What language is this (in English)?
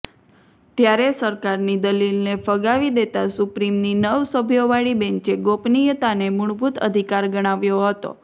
Gujarati